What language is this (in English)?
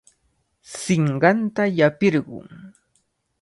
Cajatambo North Lima Quechua